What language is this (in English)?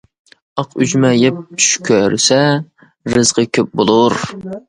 Uyghur